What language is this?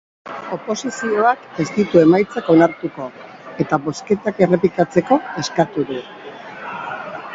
Basque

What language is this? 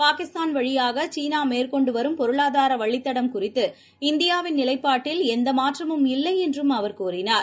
Tamil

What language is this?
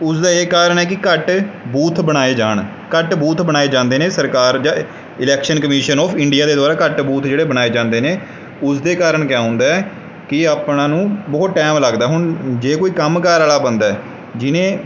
Punjabi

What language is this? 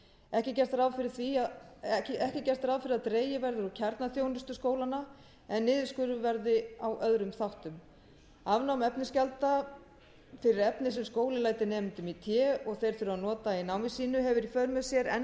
Icelandic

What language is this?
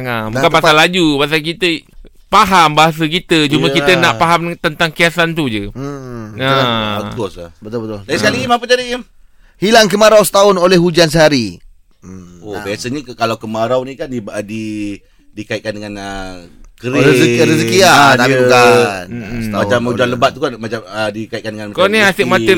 Malay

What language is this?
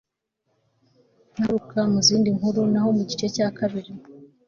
Kinyarwanda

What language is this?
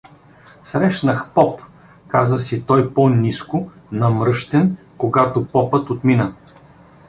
Bulgarian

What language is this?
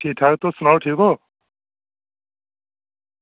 Dogri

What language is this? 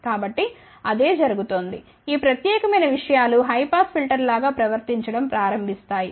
Telugu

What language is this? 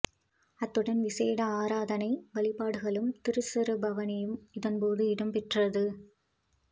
Tamil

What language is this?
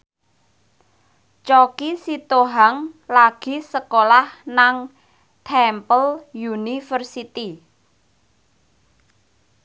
Javanese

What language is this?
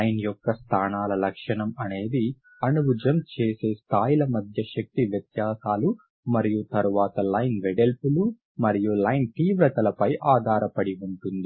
Telugu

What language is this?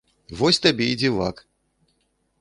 Belarusian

